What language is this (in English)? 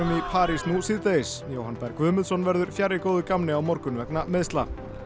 Icelandic